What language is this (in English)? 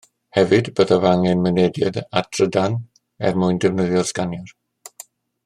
Welsh